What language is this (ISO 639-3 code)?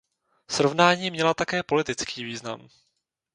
ces